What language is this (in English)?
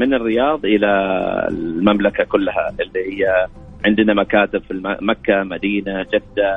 Arabic